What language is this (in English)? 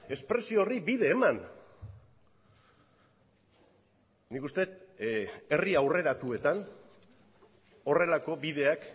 Basque